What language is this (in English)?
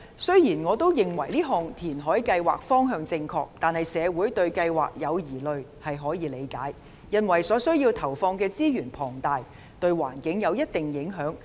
Cantonese